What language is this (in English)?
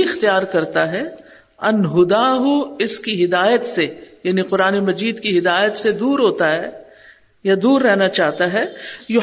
Urdu